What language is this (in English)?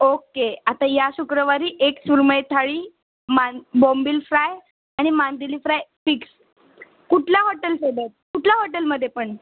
Marathi